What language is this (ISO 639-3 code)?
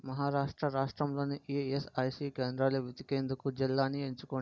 tel